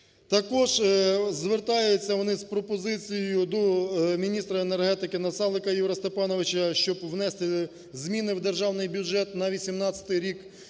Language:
Ukrainian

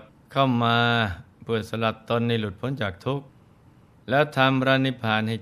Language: Thai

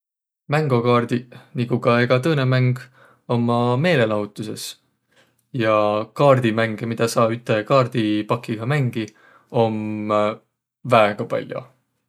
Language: Võro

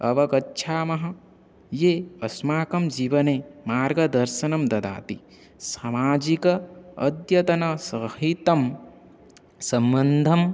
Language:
Sanskrit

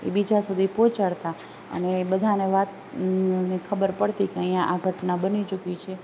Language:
Gujarati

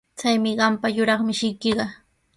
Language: Sihuas Ancash Quechua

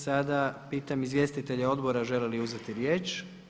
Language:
Croatian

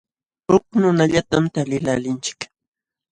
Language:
Jauja Wanca Quechua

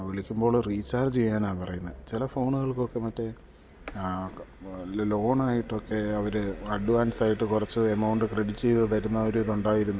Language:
Malayalam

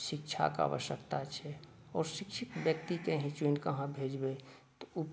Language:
Maithili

